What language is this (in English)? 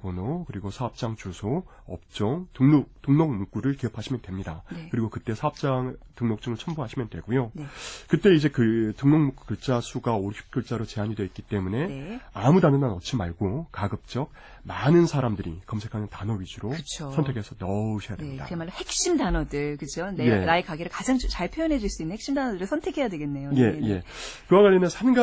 Korean